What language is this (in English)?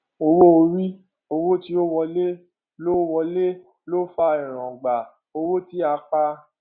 Yoruba